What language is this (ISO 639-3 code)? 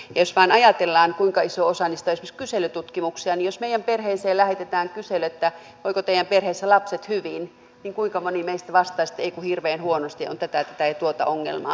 fin